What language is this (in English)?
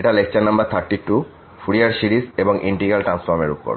Bangla